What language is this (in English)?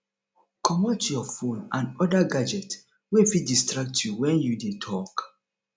Nigerian Pidgin